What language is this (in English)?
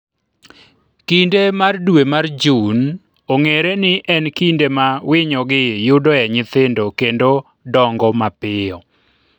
Luo (Kenya and Tanzania)